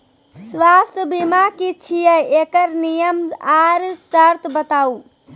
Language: Maithili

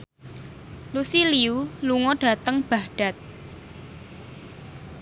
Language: Javanese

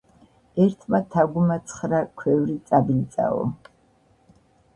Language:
Georgian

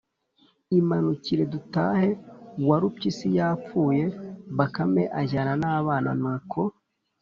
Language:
Kinyarwanda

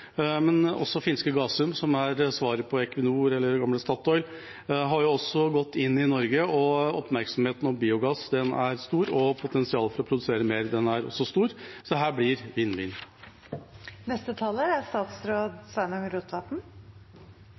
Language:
Norwegian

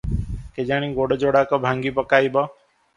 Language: Odia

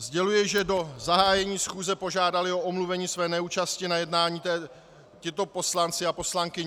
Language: Czech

